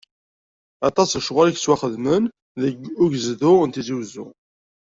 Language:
Kabyle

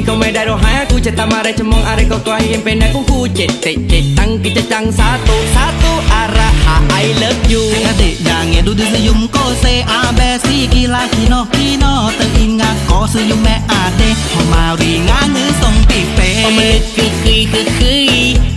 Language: Thai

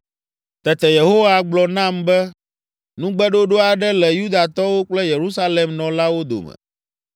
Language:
Ewe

